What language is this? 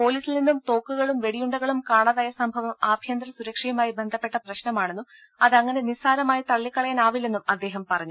Malayalam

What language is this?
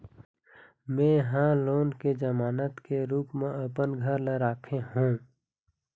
Chhattisgarhi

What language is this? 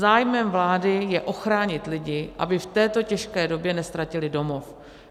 Czech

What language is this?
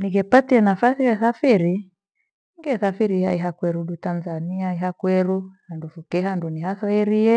Gweno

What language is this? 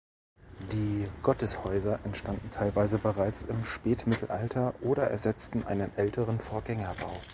German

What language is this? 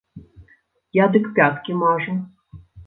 Belarusian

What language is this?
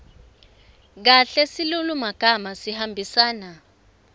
Swati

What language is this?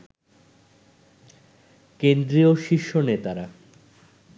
Bangla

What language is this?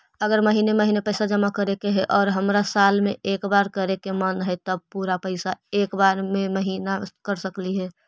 Magahi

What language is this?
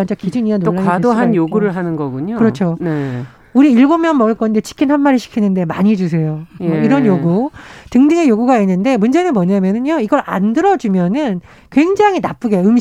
Korean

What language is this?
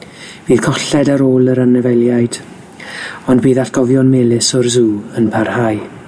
Welsh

